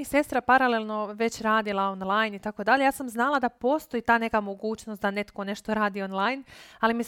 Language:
Croatian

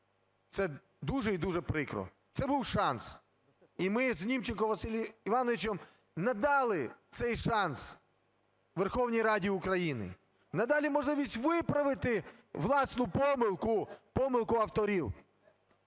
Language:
Ukrainian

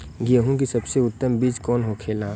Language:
Bhojpuri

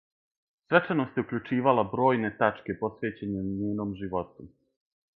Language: Serbian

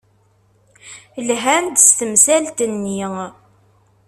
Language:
Kabyle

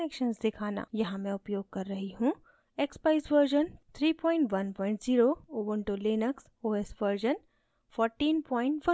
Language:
Hindi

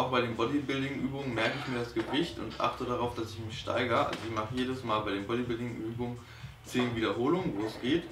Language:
German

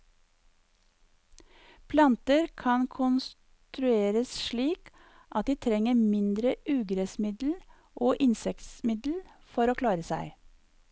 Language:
Norwegian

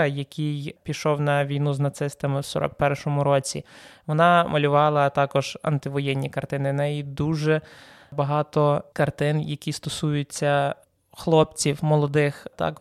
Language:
Ukrainian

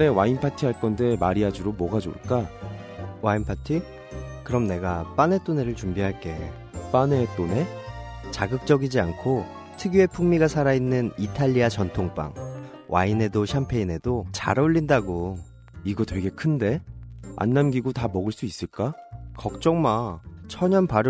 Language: Korean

